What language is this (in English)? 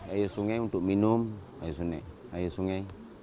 Indonesian